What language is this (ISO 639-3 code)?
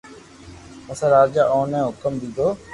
lrk